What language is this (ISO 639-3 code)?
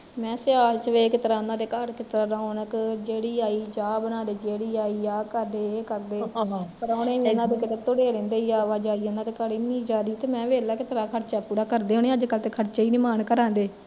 pan